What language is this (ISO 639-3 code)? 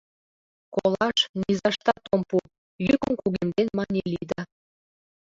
chm